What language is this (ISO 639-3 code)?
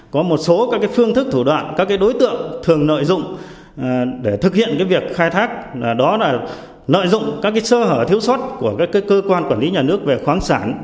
vie